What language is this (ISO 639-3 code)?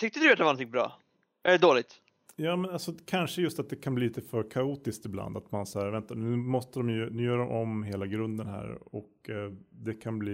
swe